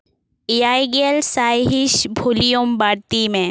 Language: Santali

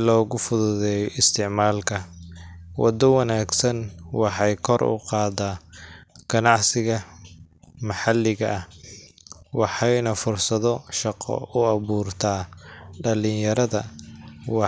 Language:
Somali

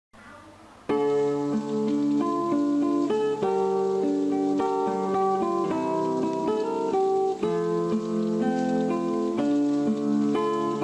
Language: Vietnamese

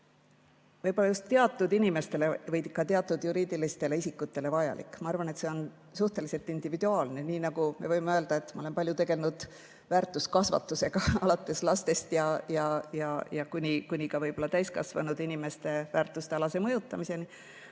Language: Estonian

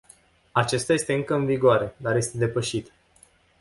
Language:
Romanian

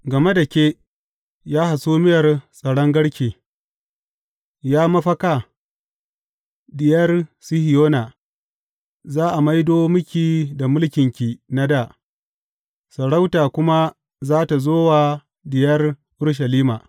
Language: Hausa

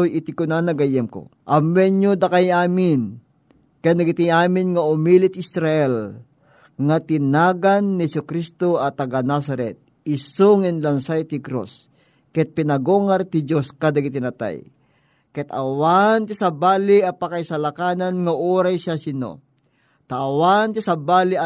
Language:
Filipino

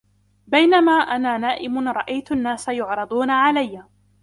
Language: Arabic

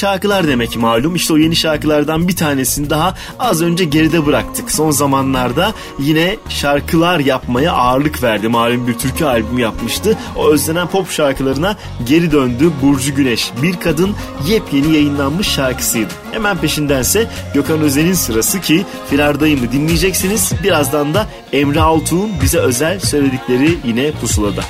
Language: Turkish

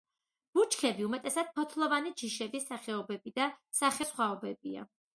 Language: Georgian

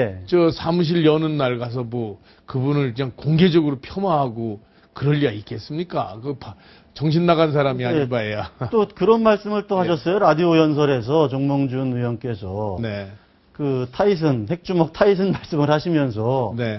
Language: Korean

